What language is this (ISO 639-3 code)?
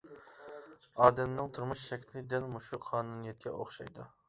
uig